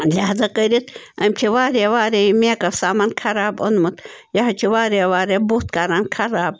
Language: Kashmiri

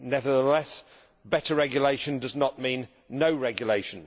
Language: English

